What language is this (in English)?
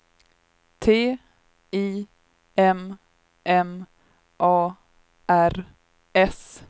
Swedish